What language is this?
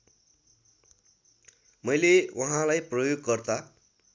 Nepali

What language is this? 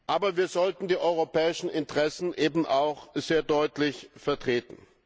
German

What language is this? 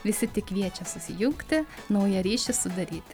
Lithuanian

